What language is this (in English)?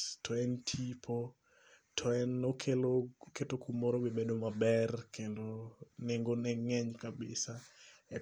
Luo (Kenya and Tanzania)